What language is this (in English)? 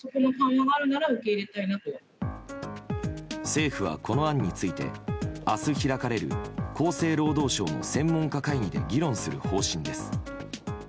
Japanese